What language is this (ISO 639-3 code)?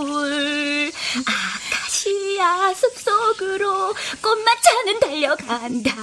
kor